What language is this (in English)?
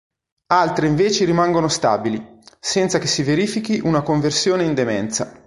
Italian